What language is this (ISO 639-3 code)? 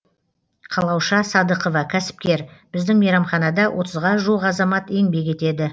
kaz